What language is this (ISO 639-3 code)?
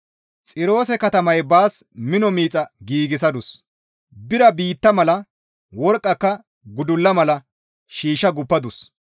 gmv